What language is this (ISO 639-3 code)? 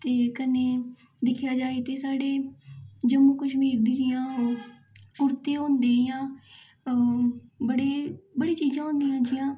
doi